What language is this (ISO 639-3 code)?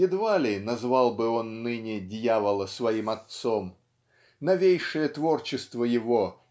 rus